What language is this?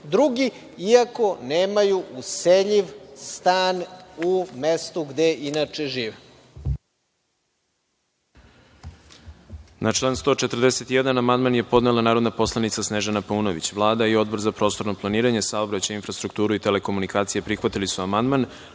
Serbian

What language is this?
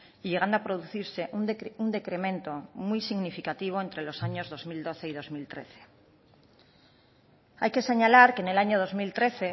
Spanish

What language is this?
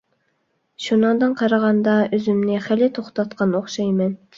Uyghur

